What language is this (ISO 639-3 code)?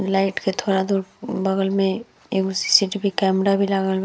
bho